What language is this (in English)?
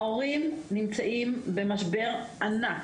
Hebrew